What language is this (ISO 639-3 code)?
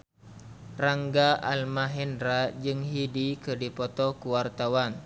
sun